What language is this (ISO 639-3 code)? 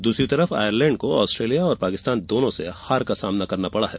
hin